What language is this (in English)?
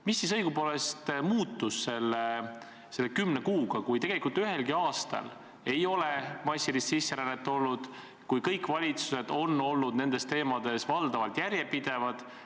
Estonian